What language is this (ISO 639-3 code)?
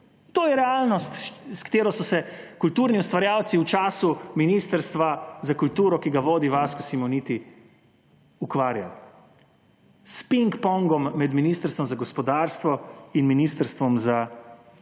slv